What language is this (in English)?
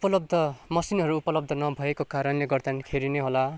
Nepali